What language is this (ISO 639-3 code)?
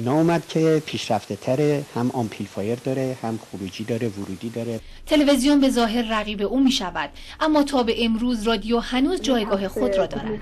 fas